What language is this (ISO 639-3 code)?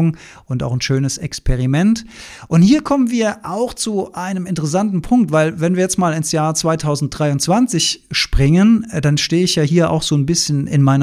deu